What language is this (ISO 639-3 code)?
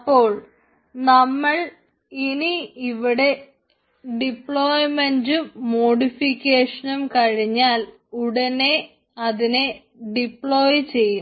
mal